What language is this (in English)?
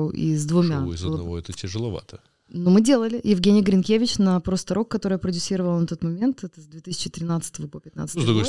Russian